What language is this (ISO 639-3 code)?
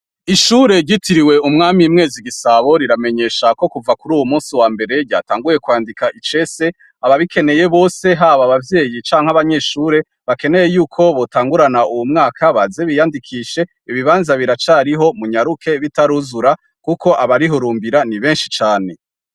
run